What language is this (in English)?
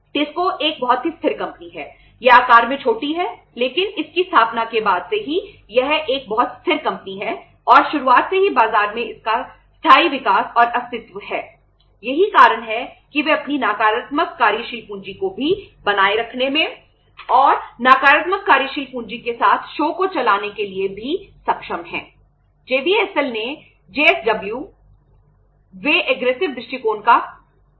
Hindi